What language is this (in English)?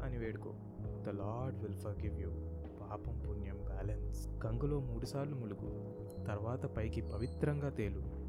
Telugu